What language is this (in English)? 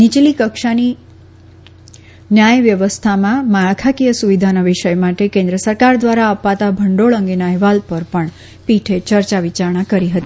Gujarati